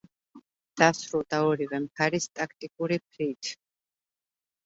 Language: Georgian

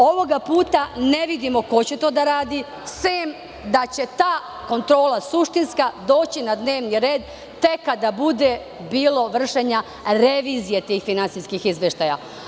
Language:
Serbian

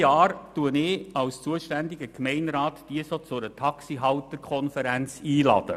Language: Swiss German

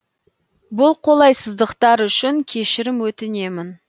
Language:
Kazakh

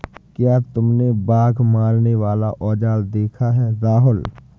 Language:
Hindi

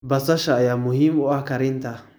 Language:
Somali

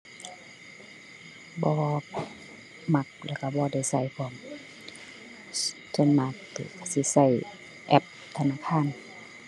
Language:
Thai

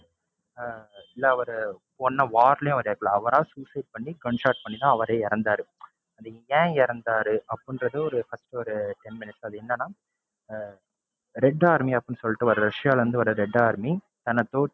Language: Tamil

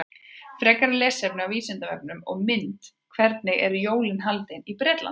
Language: Icelandic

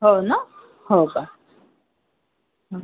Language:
Marathi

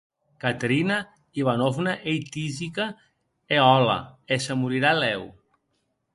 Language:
Occitan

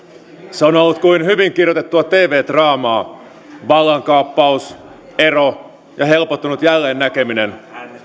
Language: Finnish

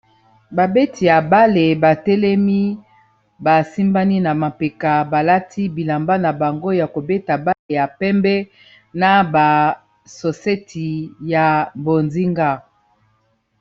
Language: Lingala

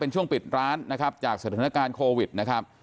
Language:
Thai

